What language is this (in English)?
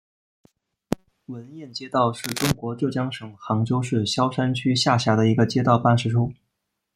Chinese